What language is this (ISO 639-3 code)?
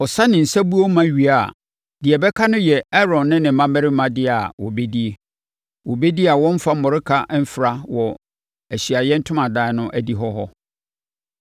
aka